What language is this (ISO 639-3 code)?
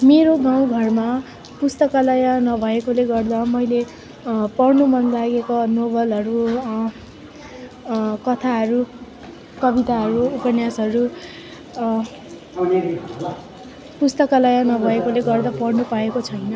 nep